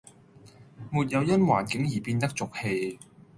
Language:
Cantonese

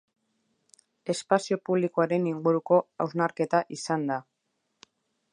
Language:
Basque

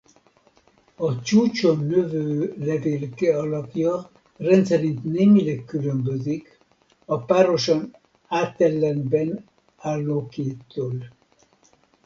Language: Hungarian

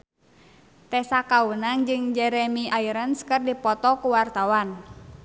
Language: Sundanese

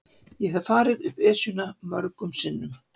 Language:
Icelandic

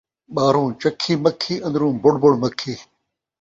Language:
Saraiki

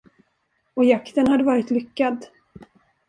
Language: Swedish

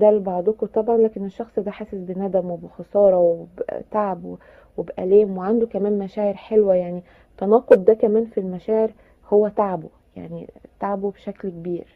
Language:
Arabic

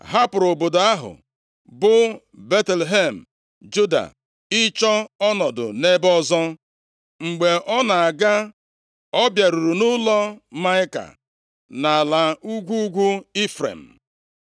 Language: Igbo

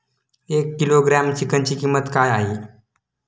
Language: Marathi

